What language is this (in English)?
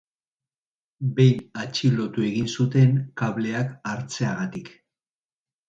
Basque